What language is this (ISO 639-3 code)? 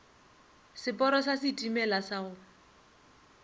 nso